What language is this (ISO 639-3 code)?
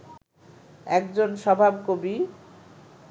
ben